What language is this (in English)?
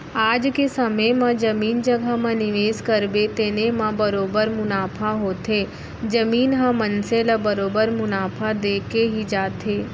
Chhattisgarhi